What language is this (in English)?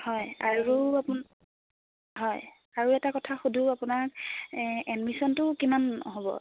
Assamese